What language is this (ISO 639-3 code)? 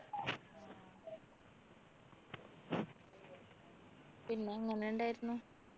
mal